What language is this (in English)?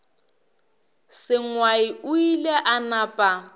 Northern Sotho